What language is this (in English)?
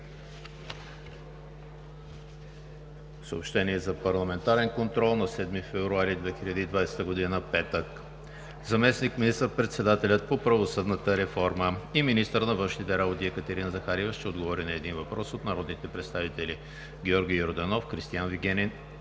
Bulgarian